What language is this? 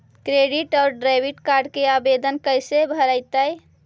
Magahi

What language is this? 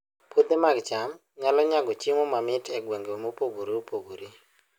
Luo (Kenya and Tanzania)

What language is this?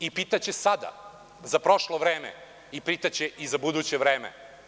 Serbian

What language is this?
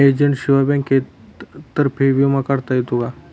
Marathi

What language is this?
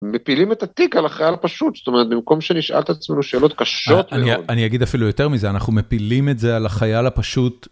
Hebrew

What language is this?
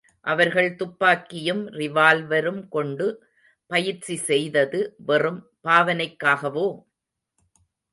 Tamil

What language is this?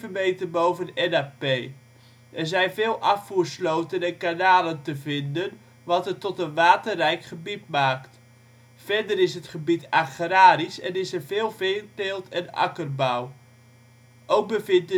Dutch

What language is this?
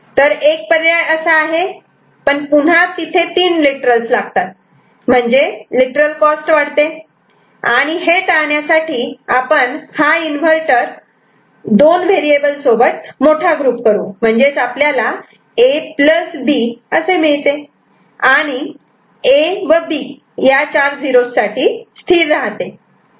Marathi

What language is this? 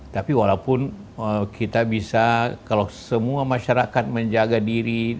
Indonesian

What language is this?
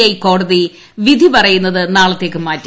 Malayalam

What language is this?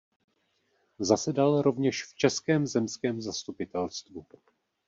Czech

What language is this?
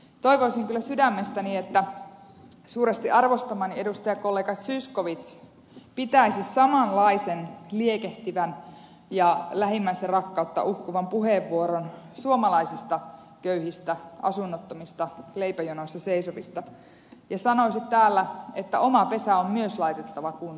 Finnish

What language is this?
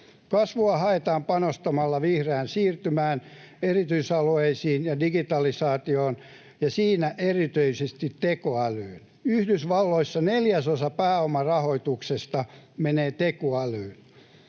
Finnish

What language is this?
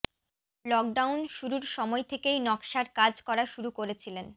Bangla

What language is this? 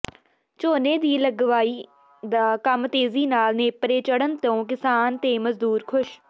Punjabi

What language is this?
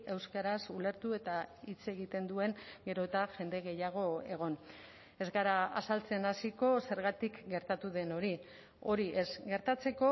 Basque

